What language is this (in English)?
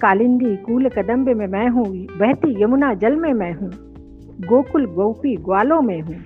Hindi